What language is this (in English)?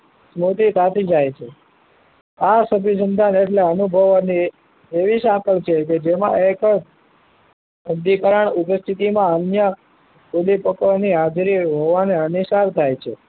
Gujarati